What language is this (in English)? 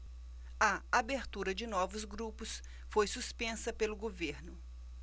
Portuguese